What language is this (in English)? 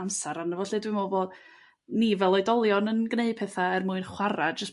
Welsh